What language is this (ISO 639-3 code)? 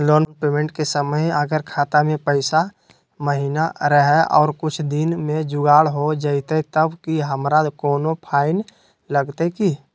mag